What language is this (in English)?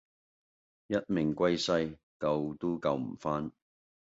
Cantonese